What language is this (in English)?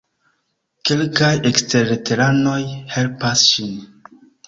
Esperanto